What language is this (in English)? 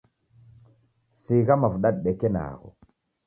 Taita